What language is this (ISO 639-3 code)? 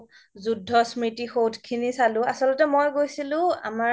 asm